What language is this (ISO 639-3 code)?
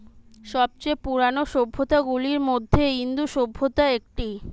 ben